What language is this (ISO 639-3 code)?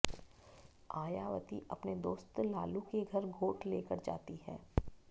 hin